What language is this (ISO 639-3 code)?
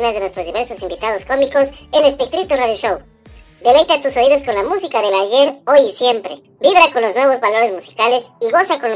spa